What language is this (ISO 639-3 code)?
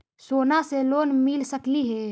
mag